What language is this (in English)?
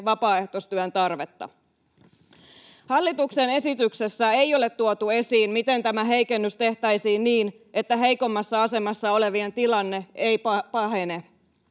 Finnish